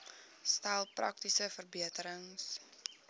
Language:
Afrikaans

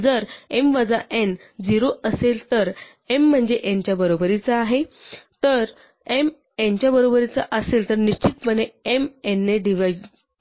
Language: Marathi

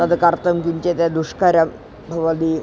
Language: Sanskrit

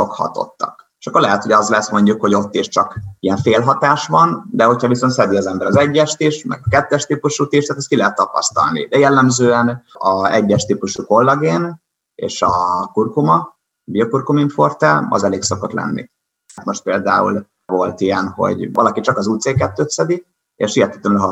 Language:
Hungarian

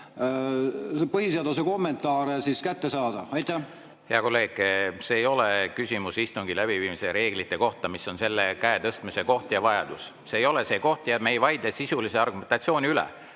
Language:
Estonian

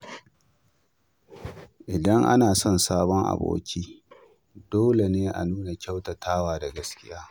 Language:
Hausa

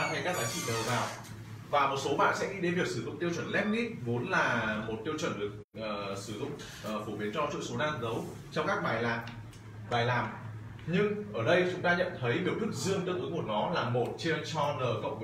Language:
Vietnamese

